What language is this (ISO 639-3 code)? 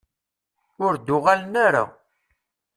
kab